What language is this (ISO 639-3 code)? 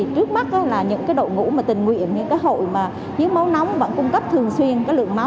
vie